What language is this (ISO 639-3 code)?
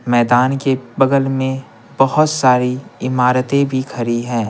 hin